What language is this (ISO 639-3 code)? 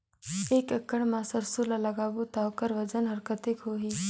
hne